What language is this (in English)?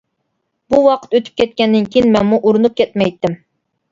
Uyghur